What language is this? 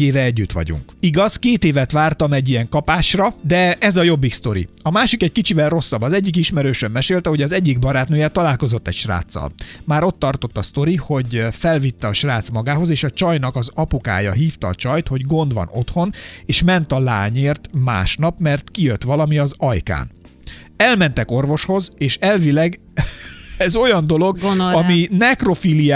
Hungarian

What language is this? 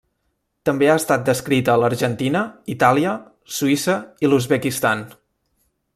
Catalan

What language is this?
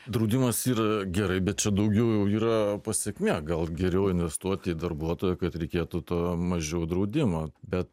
Lithuanian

